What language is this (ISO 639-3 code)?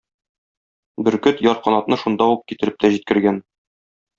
tat